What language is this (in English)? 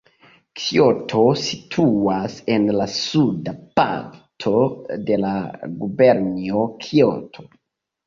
Esperanto